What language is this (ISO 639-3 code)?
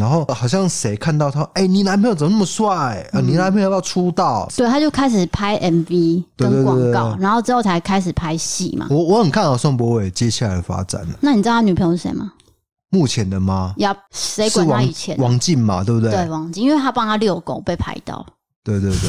zho